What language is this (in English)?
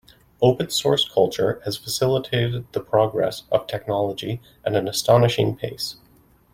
English